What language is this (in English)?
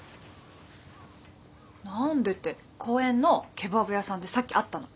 Japanese